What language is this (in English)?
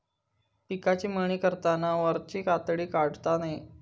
Marathi